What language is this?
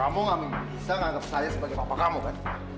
Indonesian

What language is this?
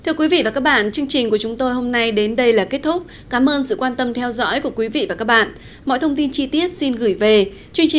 Vietnamese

